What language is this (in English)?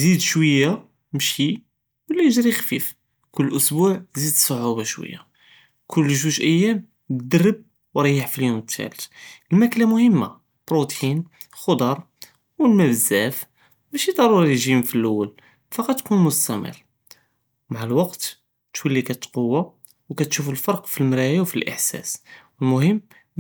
Judeo-Arabic